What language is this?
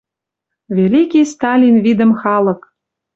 Western Mari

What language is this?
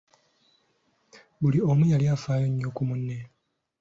Ganda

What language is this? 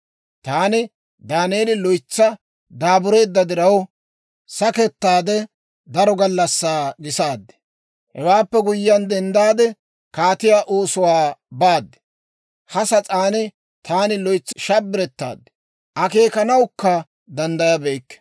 Dawro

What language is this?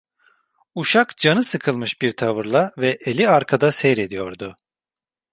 Turkish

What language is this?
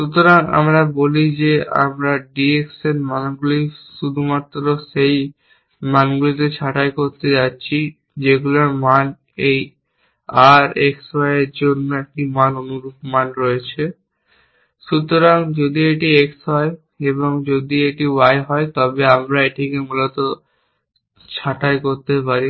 Bangla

